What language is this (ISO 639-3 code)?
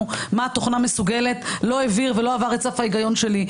heb